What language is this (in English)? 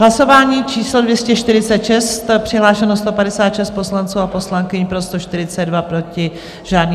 Czech